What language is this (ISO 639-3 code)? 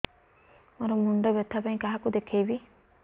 ori